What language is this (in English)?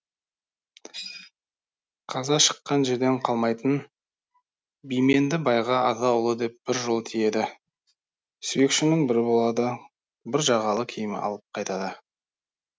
Kazakh